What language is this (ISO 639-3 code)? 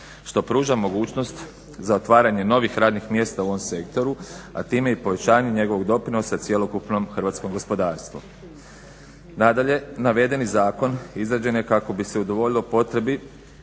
hrv